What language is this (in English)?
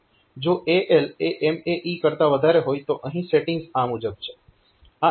Gujarati